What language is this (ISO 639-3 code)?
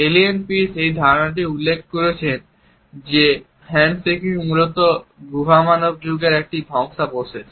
ben